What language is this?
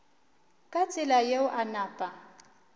Northern Sotho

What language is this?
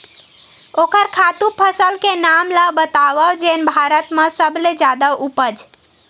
Chhattisgarhi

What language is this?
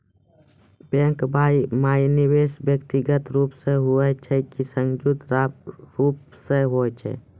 Maithili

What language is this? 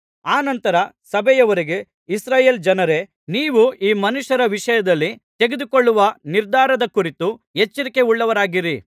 Kannada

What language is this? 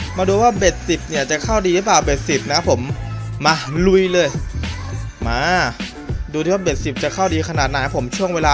Thai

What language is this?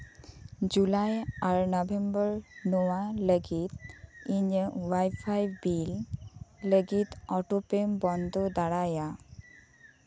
Santali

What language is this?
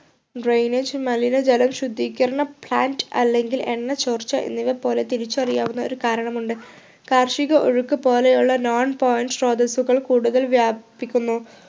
Malayalam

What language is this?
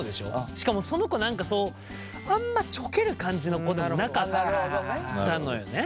Japanese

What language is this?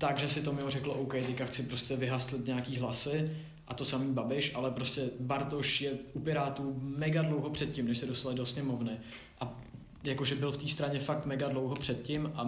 Czech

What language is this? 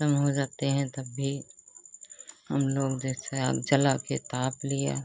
Hindi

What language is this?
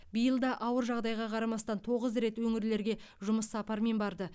Kazakh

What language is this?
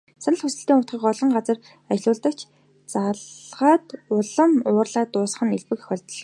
Mongolian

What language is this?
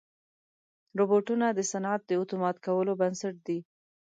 Pashto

